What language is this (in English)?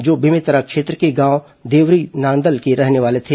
Hindi